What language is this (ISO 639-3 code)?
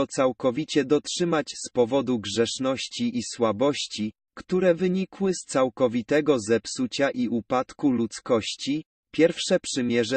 pol